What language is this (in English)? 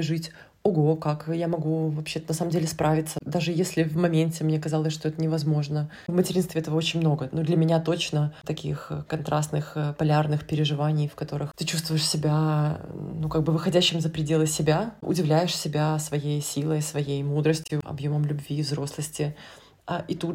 Russian